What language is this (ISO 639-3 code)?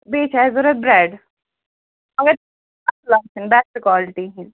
kas